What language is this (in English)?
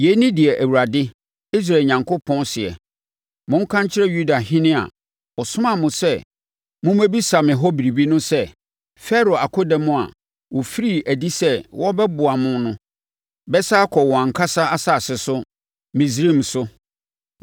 Akan